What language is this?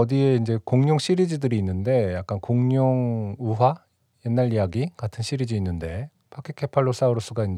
Korean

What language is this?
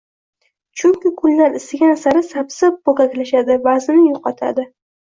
Uzbek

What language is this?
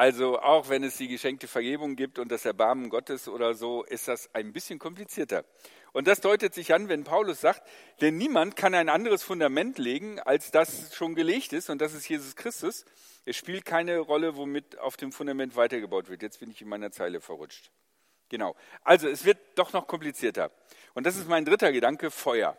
German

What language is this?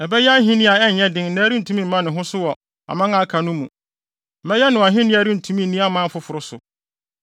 Akan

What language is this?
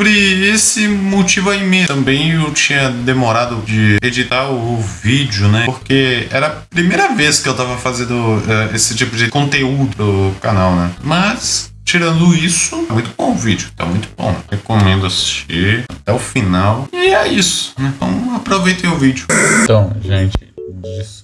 Portuguese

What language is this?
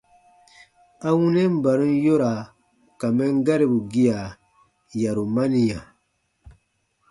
Baatonum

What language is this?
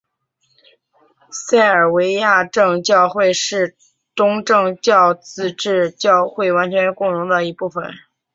Chinese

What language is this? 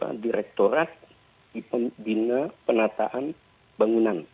Indonesian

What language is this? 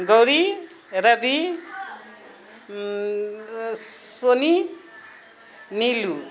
Maithili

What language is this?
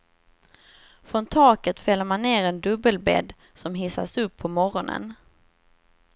Swedish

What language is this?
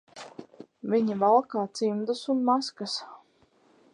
Latvian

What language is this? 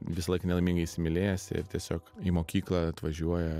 Lithuanian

